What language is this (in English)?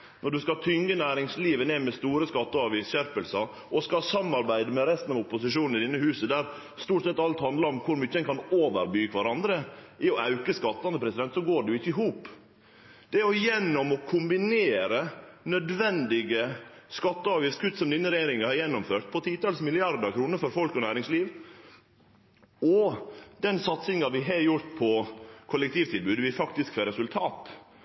Norwegian Nynorsk